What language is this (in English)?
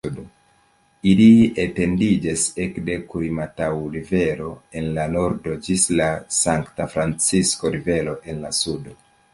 Esperanto